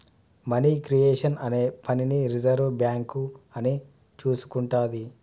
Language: Telugu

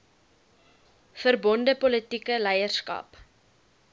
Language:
Afrikaans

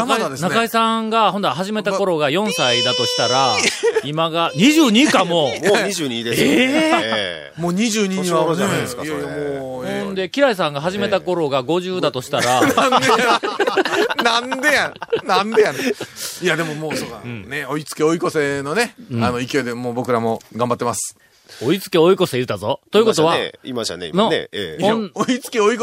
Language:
Japanese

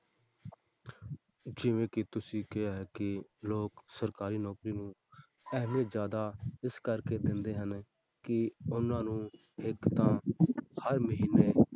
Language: Punjabi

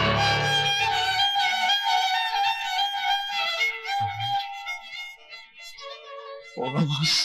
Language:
Turkish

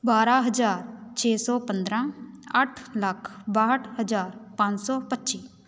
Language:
Punjabi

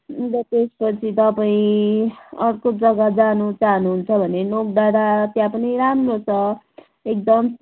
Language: Nepali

